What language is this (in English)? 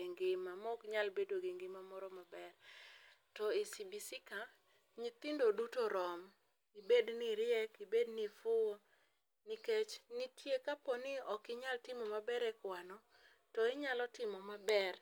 Luo (Kenya and Tanzania)